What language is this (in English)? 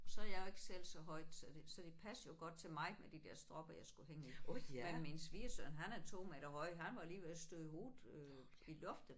Danish